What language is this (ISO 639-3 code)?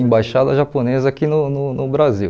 por